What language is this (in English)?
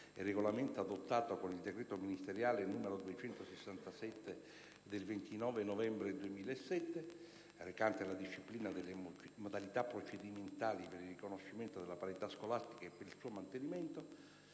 Italian